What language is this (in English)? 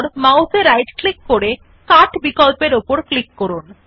Bangla